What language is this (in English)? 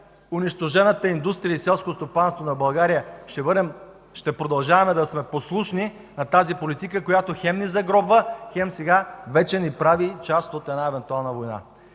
Bulgarian